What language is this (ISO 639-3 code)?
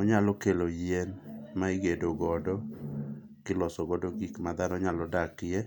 luo